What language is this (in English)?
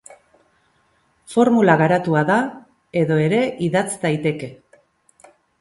Basque